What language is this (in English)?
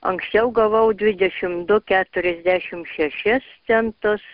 Lithuanian